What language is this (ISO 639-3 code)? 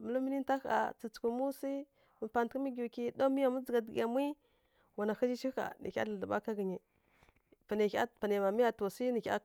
fkk